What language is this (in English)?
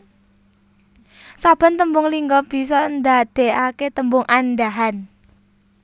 Javanese